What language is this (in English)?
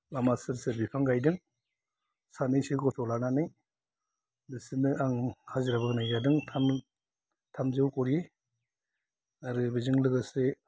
Bodo